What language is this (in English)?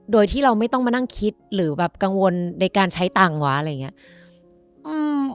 Thai